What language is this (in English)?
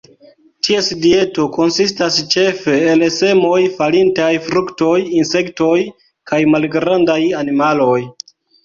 Esperanto